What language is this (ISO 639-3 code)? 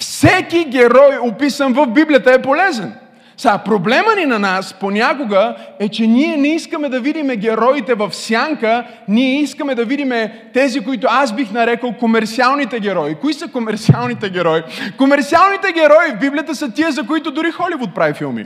bul